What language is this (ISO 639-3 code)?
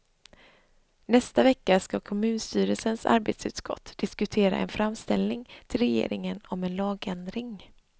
swe